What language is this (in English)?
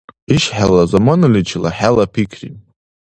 Dargwa